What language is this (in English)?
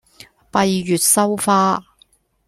Cantonese